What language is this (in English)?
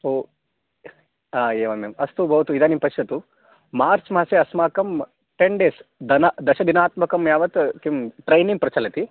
Sanskrit